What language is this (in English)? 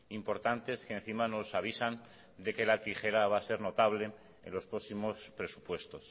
Spanish